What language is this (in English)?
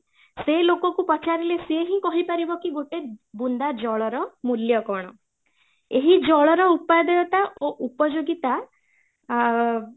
Odia